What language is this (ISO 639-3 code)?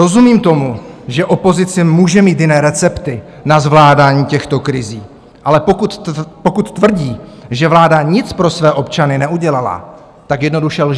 ces